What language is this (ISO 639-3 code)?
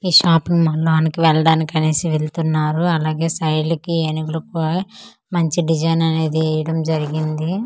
tel